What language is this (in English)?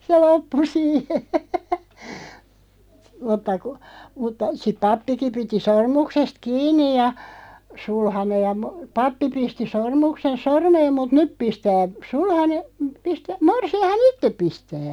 Finnish